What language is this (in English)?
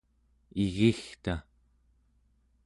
Central Yupik